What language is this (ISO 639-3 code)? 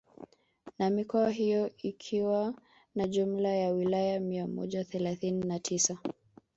swa